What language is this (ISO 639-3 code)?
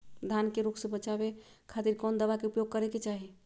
mag